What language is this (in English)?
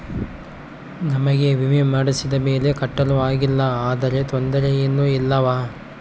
Kannada